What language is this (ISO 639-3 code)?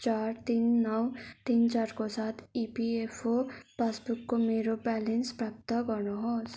nep